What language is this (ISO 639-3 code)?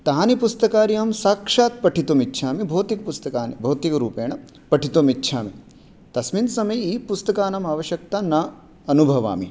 san